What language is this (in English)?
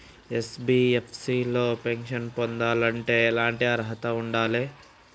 Telugu